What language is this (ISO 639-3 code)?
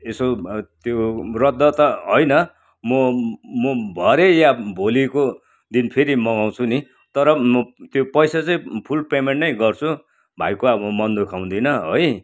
nep